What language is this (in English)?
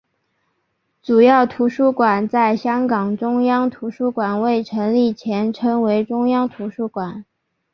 Chinese